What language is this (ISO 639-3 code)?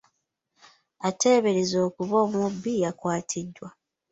lug